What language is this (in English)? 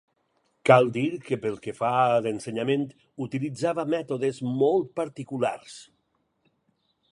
Catalan